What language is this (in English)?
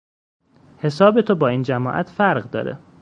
Persian